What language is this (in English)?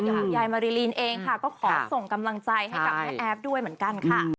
Thai